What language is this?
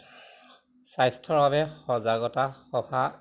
Assamese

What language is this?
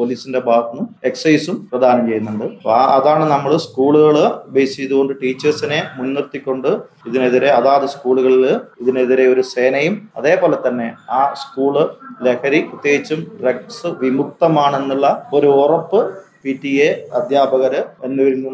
Malayalam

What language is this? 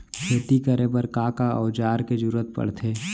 Chhattisgarhi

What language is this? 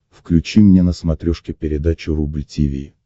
Russian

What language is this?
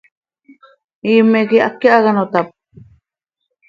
Seri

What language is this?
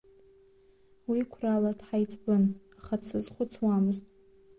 Abkhazian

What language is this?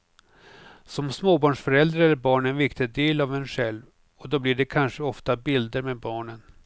Swedish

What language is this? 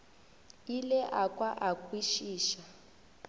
Northern Sotho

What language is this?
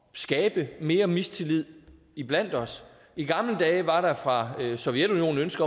Danish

